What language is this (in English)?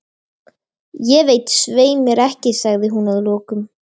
Icelandic